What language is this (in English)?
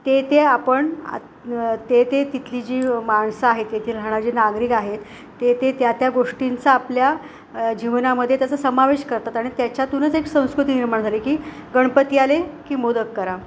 Marathi